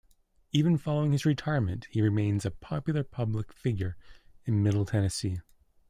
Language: English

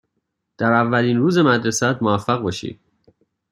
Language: Persian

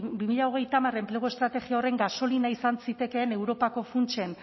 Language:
Basque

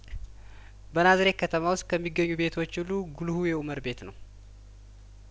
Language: Amharic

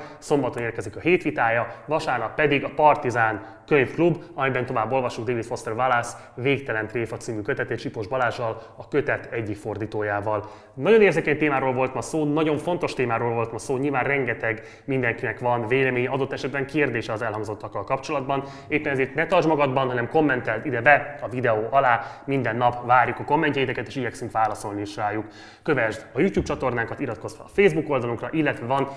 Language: Hungarian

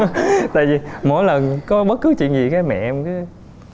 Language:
Vietnamese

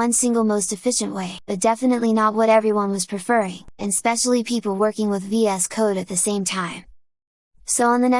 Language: English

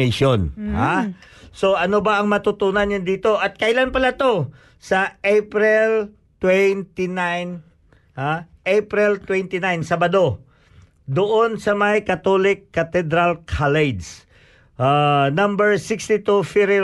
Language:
Filipino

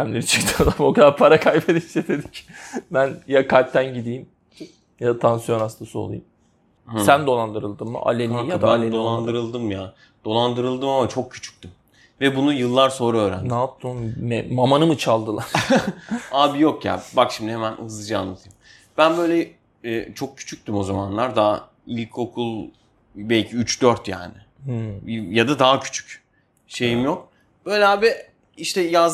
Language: Turkish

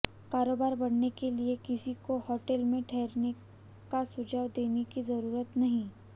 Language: Hindi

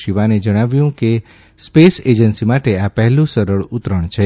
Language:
Gujarati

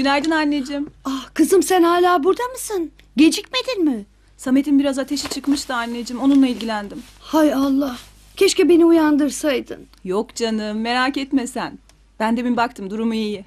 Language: Turkish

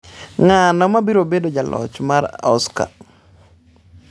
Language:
Luo (Kenya and Tanzania)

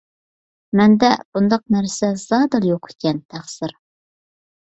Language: Uyghur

